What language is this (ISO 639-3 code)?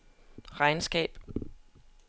dan